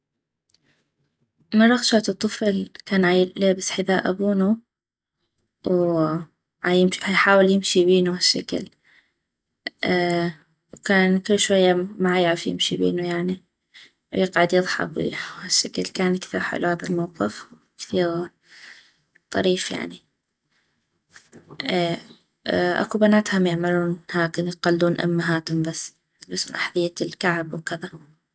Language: North Mesopotamian Arabic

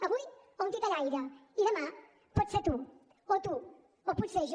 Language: Catalan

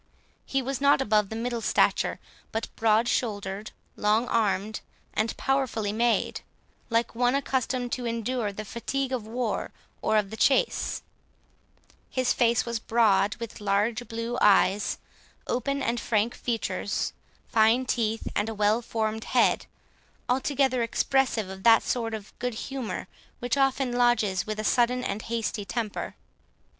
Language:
English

